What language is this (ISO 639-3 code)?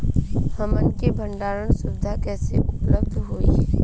bho